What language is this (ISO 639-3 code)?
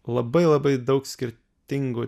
lit